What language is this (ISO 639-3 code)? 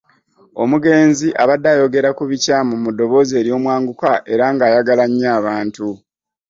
lug